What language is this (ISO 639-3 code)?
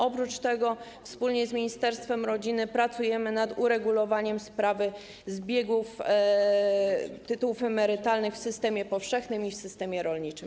pol